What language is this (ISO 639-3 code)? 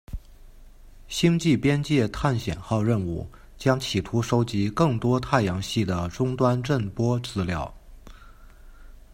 zho